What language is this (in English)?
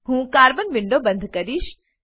Gujarati